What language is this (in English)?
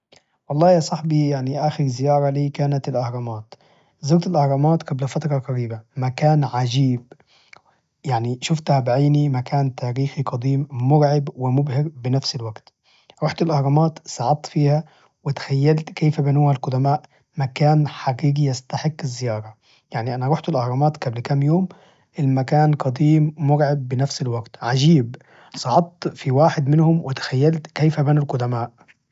Najdi Arabic